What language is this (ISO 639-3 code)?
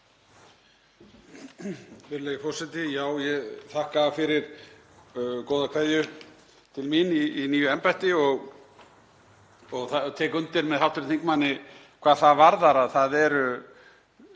isl